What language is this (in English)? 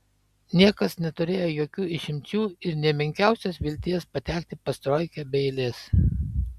Lithuanian